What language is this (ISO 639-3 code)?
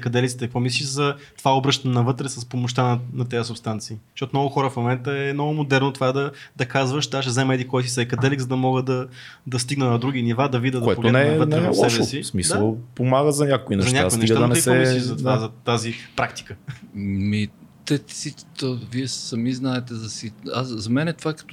bul